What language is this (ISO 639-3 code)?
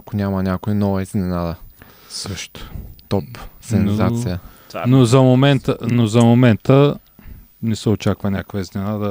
bul